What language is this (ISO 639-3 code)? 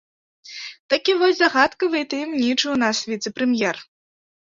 bel